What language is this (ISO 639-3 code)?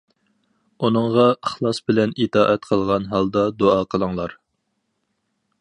uig